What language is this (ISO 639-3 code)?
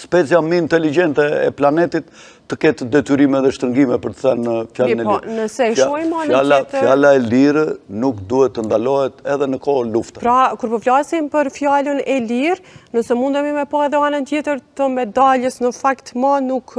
ron